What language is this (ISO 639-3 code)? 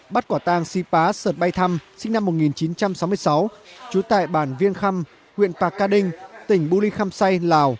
vie